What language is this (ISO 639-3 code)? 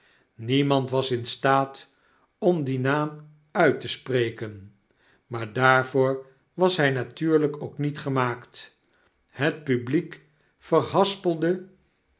nld